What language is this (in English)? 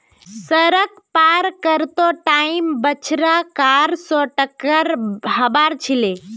Magahi